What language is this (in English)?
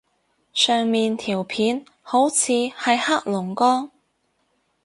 Cantonese